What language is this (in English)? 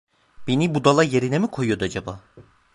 Turkish